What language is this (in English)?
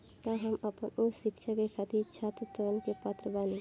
Bhojpuri